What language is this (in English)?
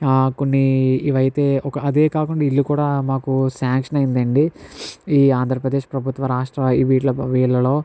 Telugu